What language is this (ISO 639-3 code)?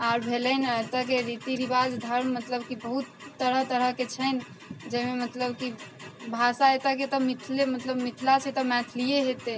mai